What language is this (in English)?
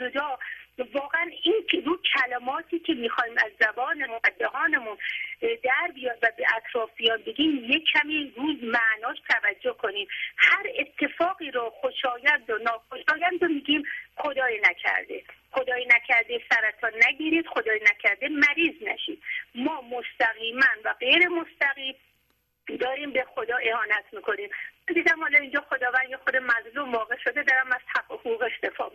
Persian